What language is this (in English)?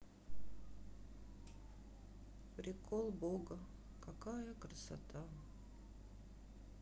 Russian